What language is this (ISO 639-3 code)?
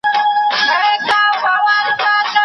pus